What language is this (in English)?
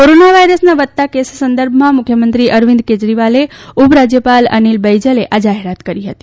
Gujarati